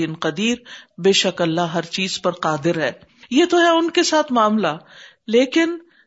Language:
Urdu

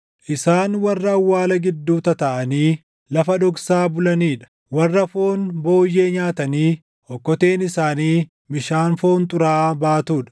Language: Oromo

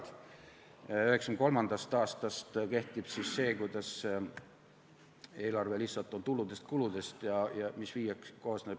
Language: Estonian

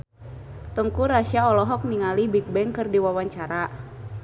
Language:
Sundanese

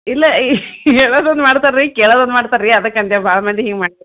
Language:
Kannada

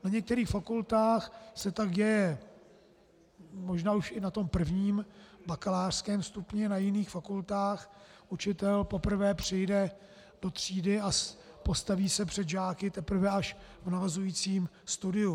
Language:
Czech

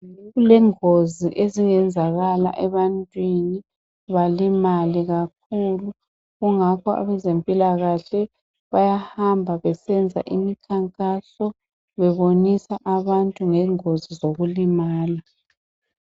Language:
North Ndebele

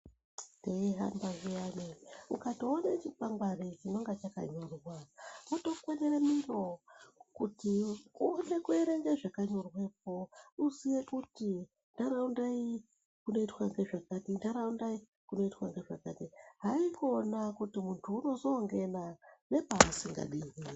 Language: Ndau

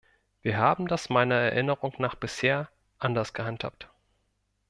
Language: German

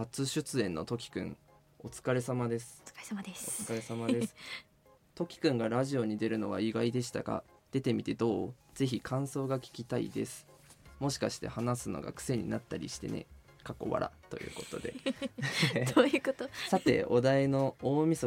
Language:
Japanese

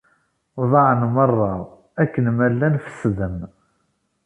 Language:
Kabyle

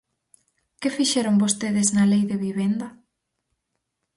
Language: Galician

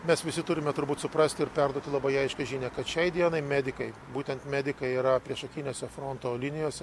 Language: Lithuanian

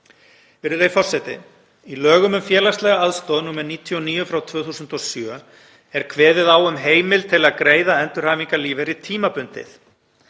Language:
Icelandic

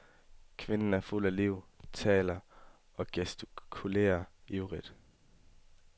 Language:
Danish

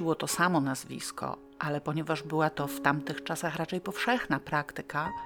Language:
Polish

